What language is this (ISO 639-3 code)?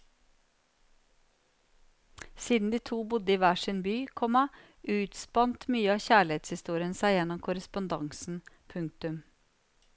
nor